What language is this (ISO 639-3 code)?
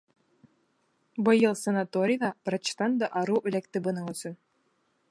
bak